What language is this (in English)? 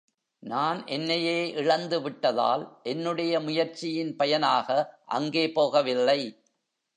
Tamil